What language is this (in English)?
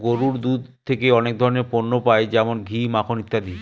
Bangla